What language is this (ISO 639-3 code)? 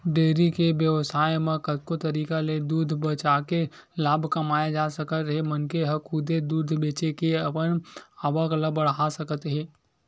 hne